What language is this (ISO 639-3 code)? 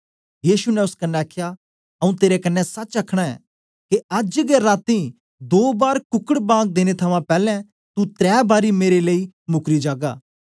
doi